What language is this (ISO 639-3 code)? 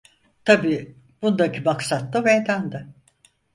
tur